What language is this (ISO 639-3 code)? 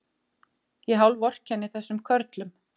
isl